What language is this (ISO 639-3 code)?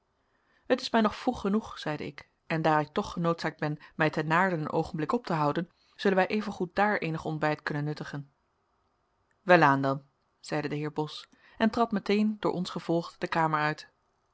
nld